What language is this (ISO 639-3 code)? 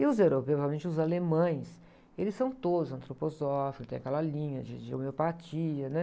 por